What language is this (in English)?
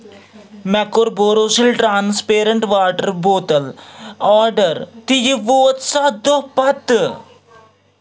Kashmiri